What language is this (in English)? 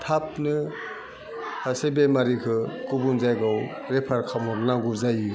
Bodo